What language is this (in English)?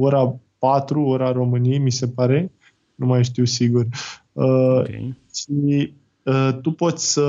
Romanian